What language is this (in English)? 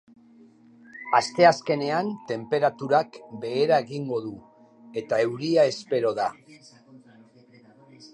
Basque